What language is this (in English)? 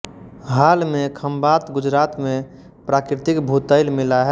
Hindi